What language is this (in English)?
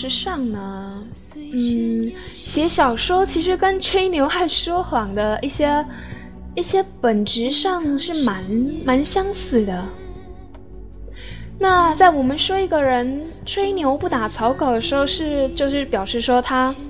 Chinese